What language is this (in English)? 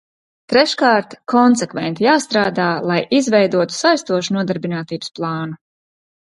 Latvian